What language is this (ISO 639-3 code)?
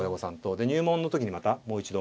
jpn